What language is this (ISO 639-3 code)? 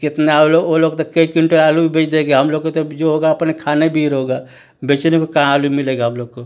hin